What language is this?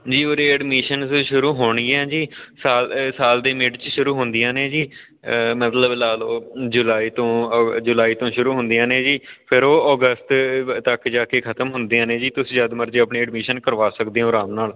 Punjabi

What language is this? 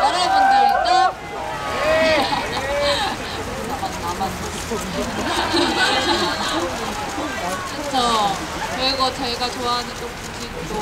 Korean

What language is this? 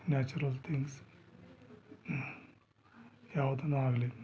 Kannada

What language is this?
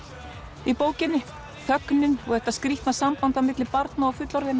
Icelandic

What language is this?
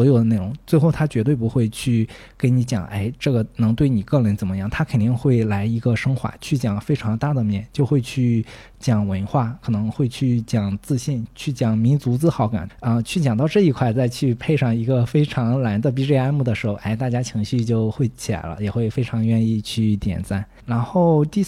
Chinese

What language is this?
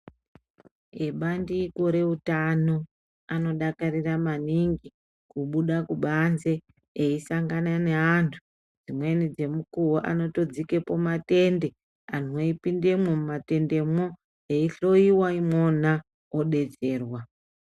Ndau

